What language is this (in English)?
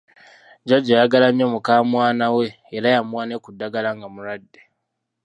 Ganda